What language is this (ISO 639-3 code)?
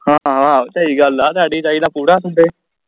pan